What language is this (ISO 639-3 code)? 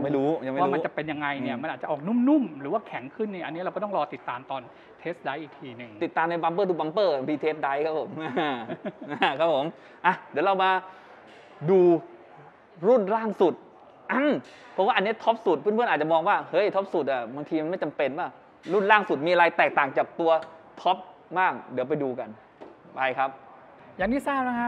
tha